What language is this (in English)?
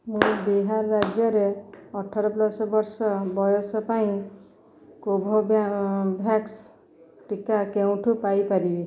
Odia